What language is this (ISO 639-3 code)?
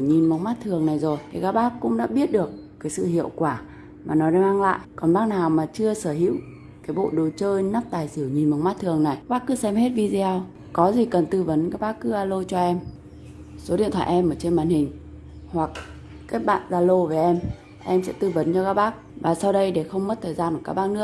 vie